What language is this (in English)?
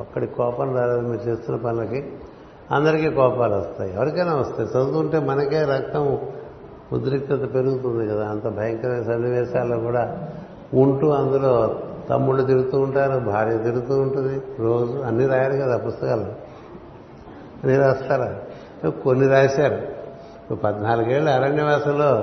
Telugu